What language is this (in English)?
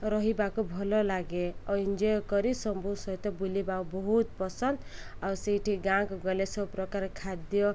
Odia